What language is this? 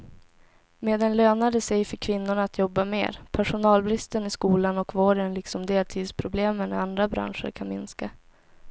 Swedish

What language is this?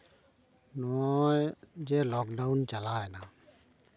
Santali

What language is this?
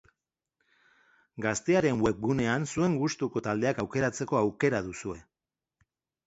Basque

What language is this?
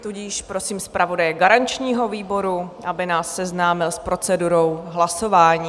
Czech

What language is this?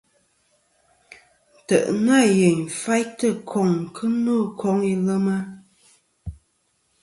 Kom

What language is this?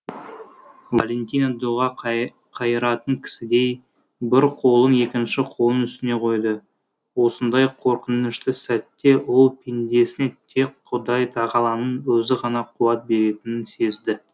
Kazakh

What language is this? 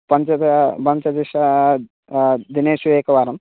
Sanskrit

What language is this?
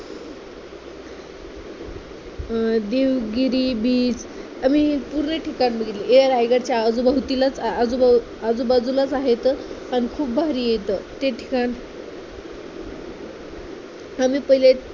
Marathi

